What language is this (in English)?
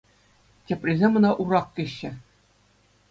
Chuvash